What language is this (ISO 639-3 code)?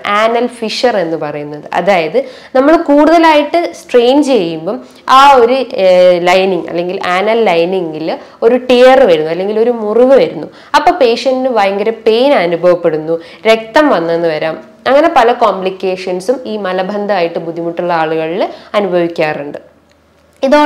mal